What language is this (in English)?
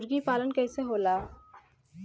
Bhojpuri